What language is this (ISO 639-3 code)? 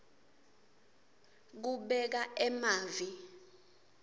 ssw